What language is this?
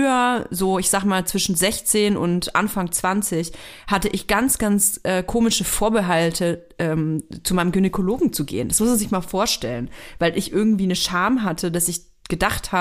German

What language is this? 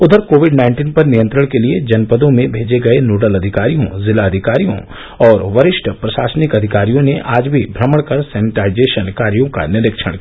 Hindi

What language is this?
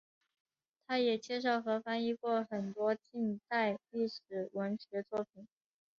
Chinese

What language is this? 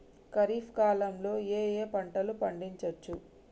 Telugu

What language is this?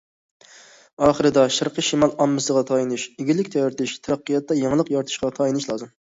Uyghur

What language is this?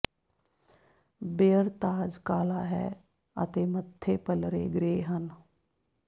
Punjabi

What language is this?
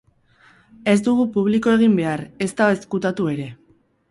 Basque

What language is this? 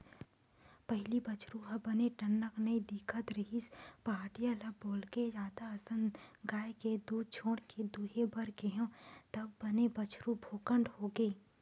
Chhattisgarhi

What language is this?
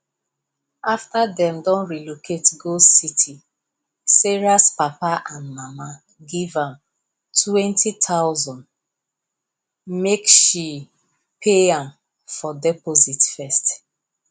Nigerian Pidgin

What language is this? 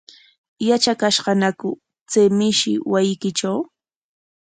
Corongo Ancash Quechua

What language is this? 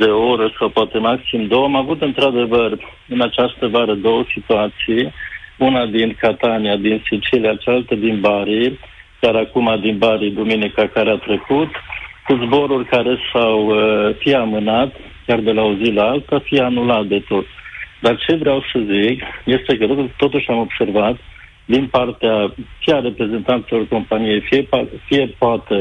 Romanian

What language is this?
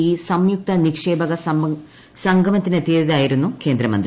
Malayalam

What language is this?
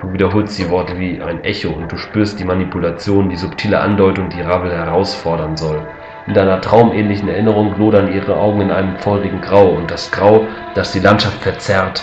German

